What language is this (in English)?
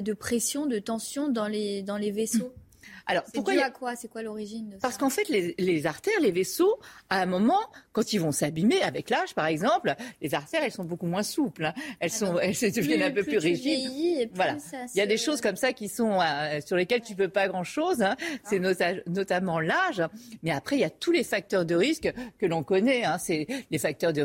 French